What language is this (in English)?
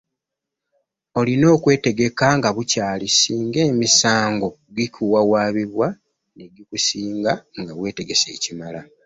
Ganda